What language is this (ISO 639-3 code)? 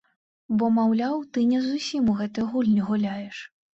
bel